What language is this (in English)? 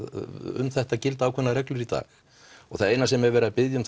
Icelandic